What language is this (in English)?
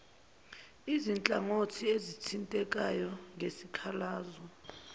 Zulu